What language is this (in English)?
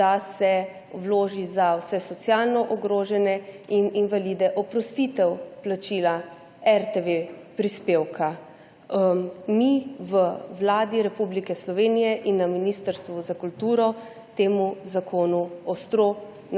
Slovenian